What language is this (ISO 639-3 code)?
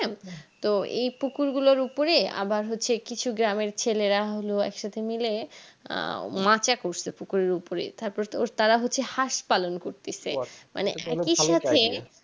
ben